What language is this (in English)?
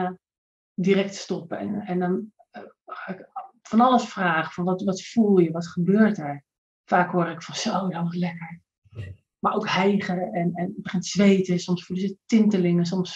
Dutch